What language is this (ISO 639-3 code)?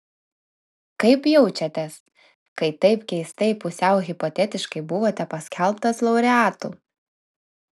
lit